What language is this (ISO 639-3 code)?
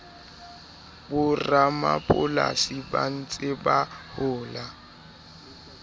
sot